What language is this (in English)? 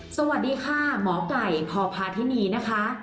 Thai